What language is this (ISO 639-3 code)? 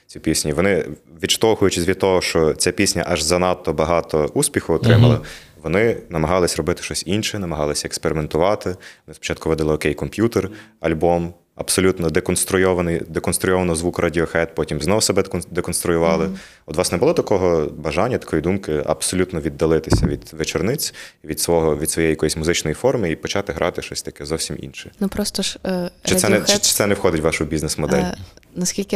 ukr